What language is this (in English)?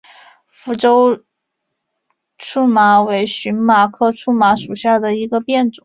Chinese